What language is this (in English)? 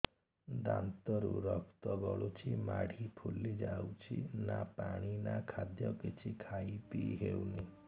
Odia